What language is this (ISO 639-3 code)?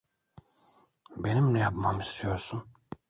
tur